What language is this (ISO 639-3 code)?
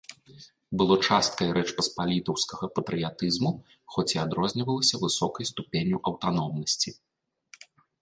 bel